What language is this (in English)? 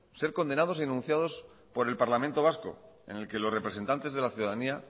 Spanish